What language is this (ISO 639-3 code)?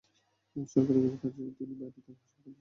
ben